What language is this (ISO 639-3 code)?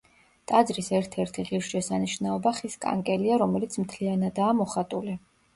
kat